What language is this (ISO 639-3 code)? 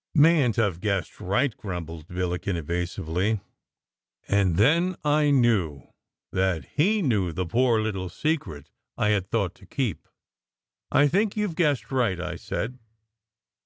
eng